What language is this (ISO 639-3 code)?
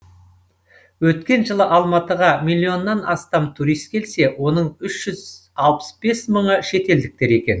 kaz